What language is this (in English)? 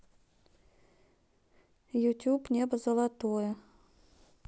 Russian